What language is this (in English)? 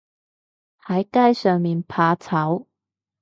Cantonese